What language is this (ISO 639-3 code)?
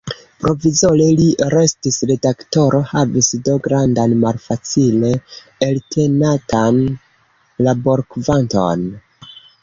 epo